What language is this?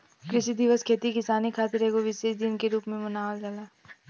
Bhojpuri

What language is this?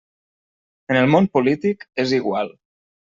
Catalan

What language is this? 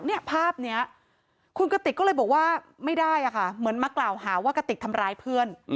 Thai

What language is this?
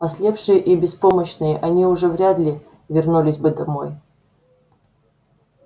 Russian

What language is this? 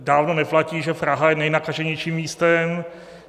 Czech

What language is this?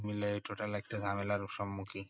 Bangla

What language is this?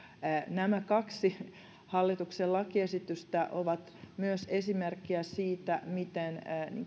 Finnish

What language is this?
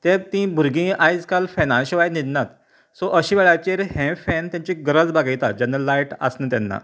Konkani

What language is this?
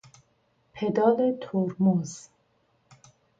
Persian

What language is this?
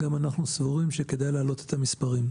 Hebrew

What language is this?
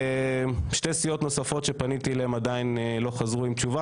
Hebrew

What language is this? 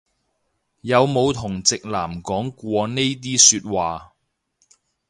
Cantonese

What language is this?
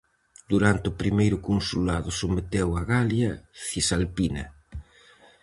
Galician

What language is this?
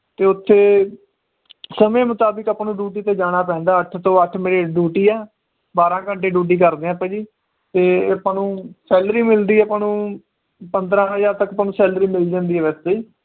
Punjabi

